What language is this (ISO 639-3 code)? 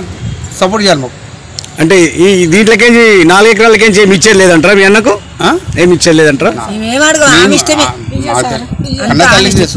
tel